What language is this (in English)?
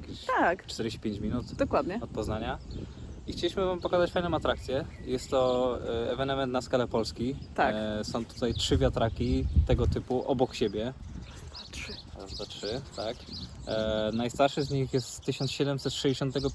Polish